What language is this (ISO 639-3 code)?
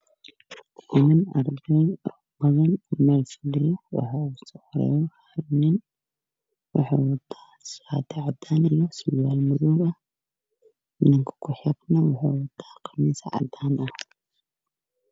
som